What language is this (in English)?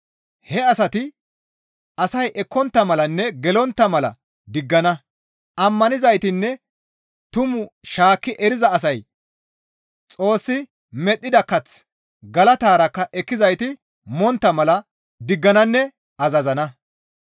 Gamo